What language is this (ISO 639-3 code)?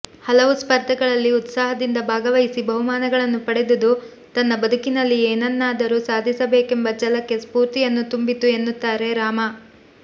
kan